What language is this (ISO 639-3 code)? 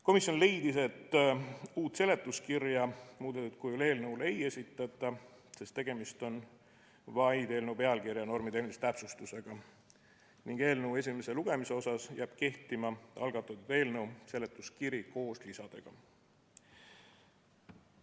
est